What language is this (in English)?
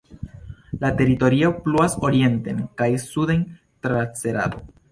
Esperanto